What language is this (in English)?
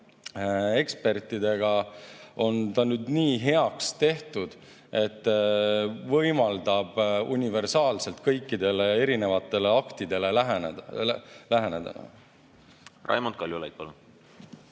Estonian